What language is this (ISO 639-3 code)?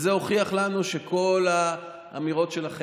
heb